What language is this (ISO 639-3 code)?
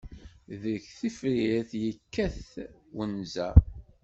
kab